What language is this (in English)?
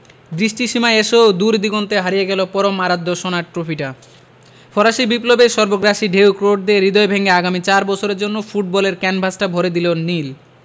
Bangla